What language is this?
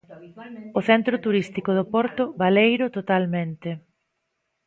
Galician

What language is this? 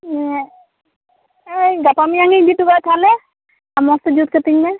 Santali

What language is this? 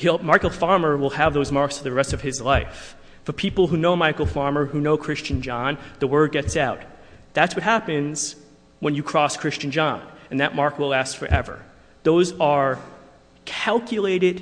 English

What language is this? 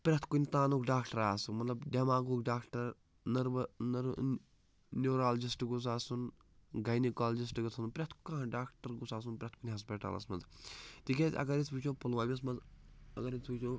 Kashmiri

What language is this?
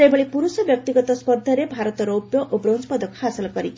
Odia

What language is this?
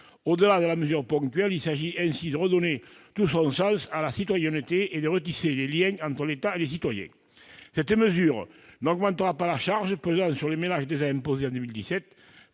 French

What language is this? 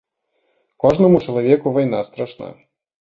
Belarusian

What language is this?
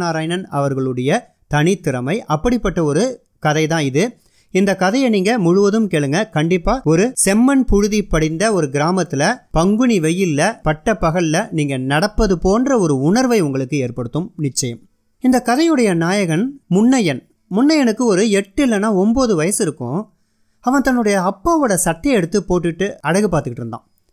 Tamil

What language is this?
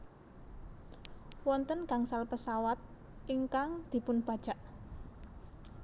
Javanese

